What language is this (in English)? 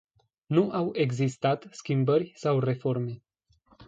Romanian